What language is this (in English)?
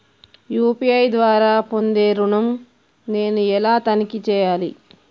Telugu